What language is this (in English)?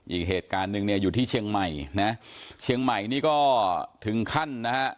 Thai